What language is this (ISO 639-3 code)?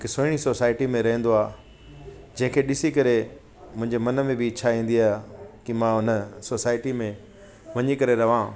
snd